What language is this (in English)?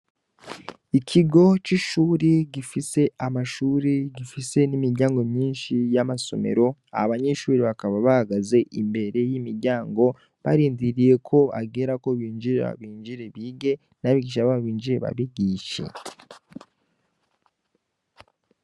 Rundi